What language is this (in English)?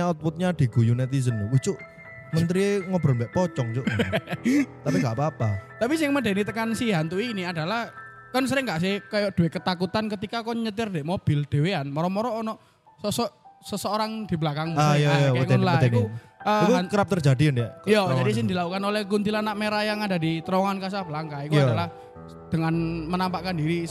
Indonesian